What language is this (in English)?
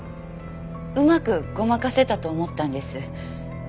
Japanese